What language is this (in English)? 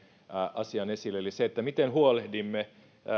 Finnish